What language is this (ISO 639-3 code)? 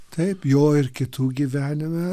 lit